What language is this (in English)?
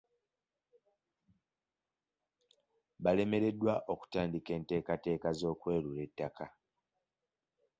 Ganda